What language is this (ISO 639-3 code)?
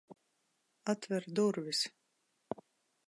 lav